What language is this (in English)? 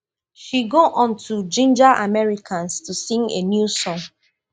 Nigerian Pidgin